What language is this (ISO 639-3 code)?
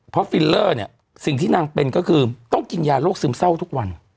tha